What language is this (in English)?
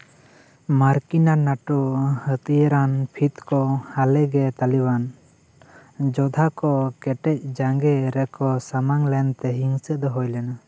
Santali